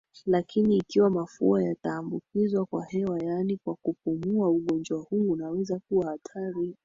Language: Swahili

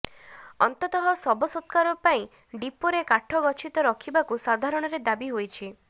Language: Odia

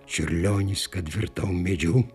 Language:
Lithuanian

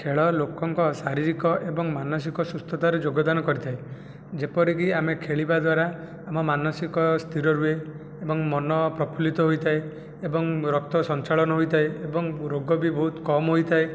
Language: Odia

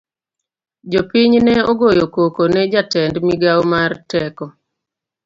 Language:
Luo (Kenya and Tanzania)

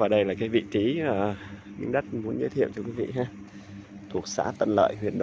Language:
Vietnamese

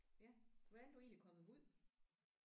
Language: Danish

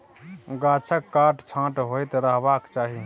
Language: Maithili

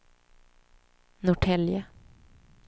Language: Swedish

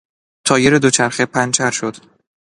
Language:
Persian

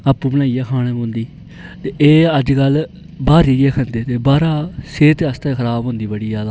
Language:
Dogri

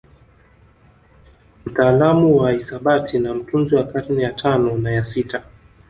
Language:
Swahili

